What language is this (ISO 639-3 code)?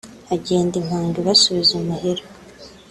kin